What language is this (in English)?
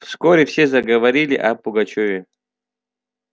Russian